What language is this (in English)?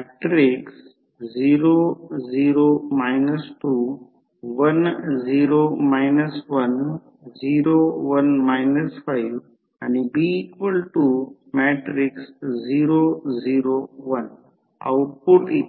Marathi